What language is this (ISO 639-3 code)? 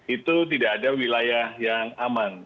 ind